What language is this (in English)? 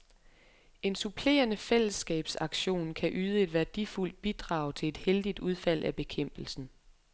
Danish